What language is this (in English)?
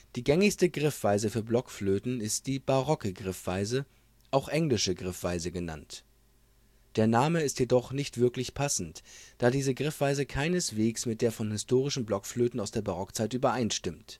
German